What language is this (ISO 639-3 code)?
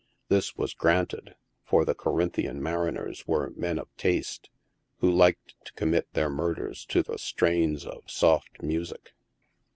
eng